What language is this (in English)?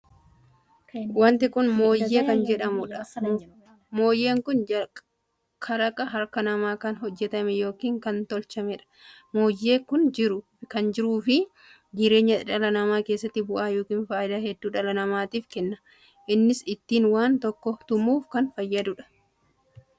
Oromo